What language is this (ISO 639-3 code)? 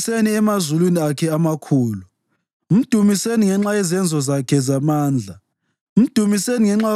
nde